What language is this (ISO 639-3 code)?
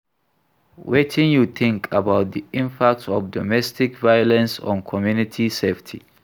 pcm